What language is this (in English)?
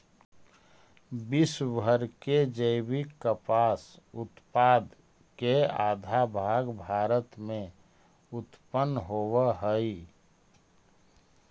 Magahi